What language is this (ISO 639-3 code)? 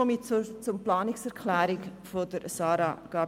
gsw